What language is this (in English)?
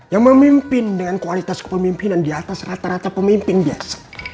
Indonesian